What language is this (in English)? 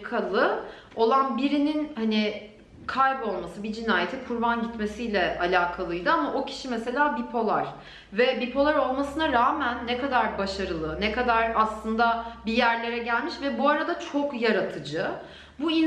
Turkish